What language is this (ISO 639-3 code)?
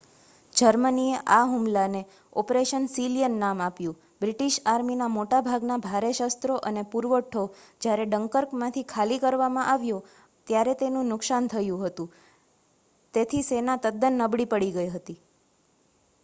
guj